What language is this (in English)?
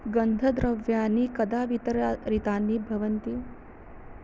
Sanskrit